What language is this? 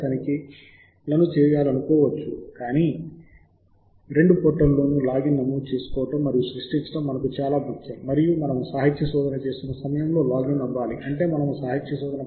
Telugu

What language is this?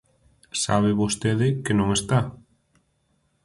Galician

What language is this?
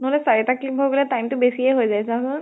Assamese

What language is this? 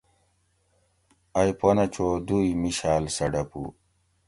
Gawri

